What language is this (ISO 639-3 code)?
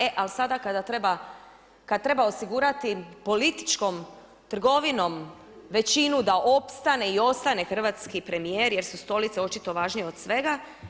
hrv